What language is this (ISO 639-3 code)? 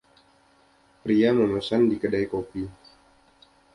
ind